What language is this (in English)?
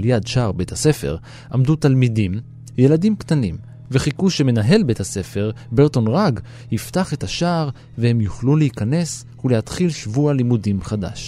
Hebrew